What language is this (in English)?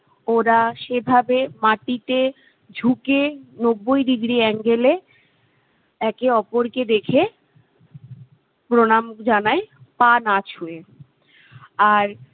Bangla